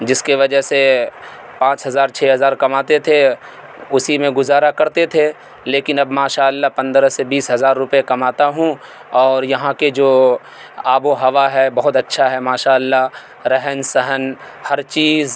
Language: Urdu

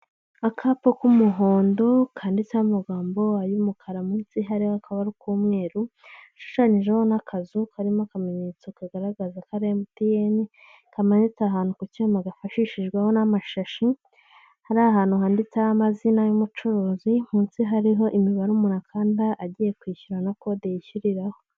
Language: Kinyarwanda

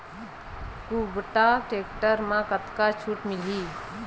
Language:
Chhattisgarhi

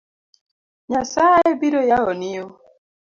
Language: Luo (Kenya and Tanzania)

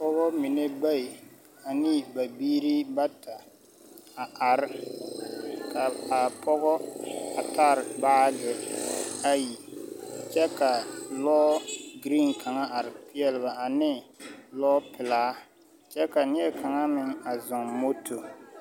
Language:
Southern Dagaare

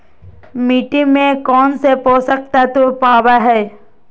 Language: Magahi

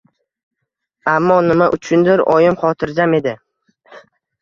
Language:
Uzbek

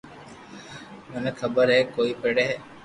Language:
Loarki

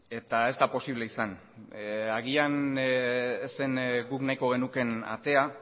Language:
Basque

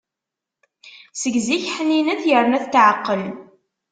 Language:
Kabyle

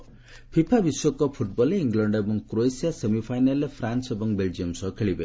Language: Odia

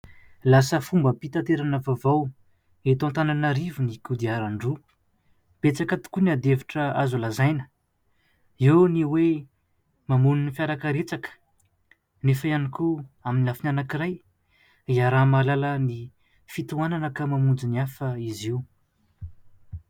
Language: Malagasy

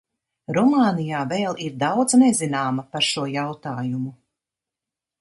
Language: Latvian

